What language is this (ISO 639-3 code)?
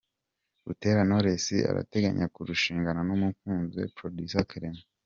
kin